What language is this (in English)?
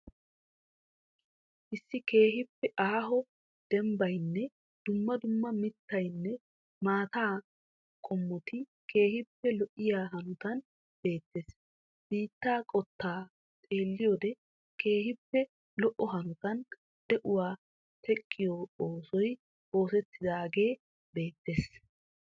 Wolaytta